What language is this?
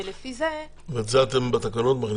Hebrew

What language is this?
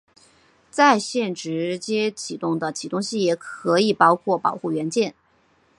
Chinese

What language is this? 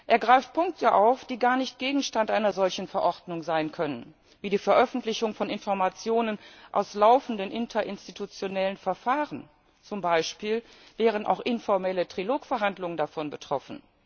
German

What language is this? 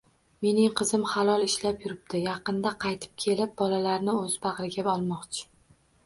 Uzbek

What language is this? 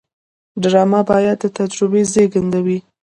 Pashto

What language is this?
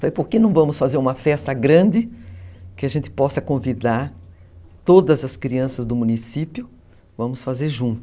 Portuguese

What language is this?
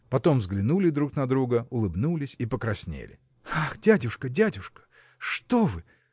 Russian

